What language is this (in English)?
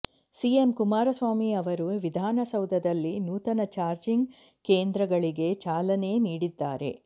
Kannada